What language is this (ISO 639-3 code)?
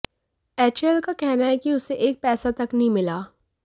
hin